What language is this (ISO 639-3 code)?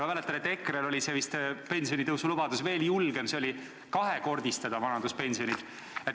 est